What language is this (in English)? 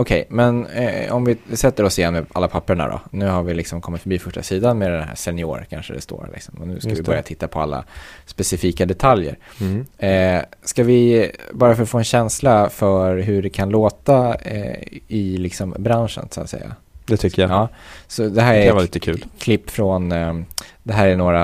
Swedish